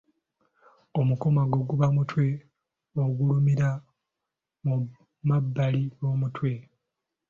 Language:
Ganda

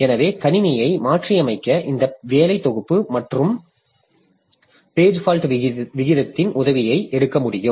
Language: Tamil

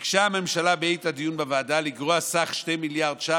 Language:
Hebrew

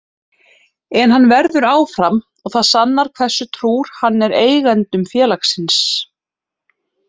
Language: Icelandic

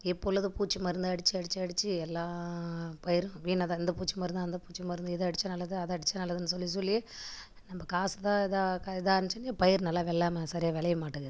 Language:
Tamil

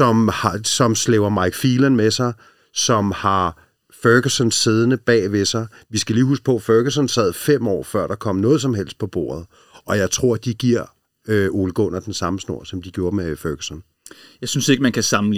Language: Danish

